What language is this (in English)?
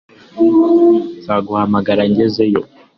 Kinyarwanda